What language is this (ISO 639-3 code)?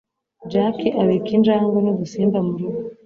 kin